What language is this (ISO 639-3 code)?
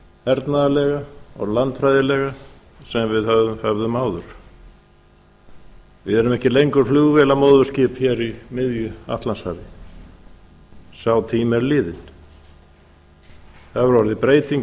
isl